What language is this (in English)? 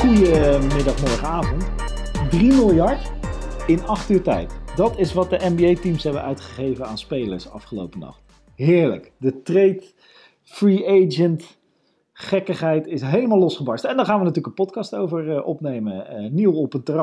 Dutch